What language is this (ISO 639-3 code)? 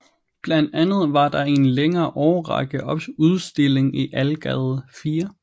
dan